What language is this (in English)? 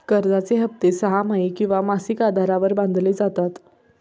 Marathi